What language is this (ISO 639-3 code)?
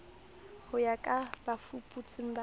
sot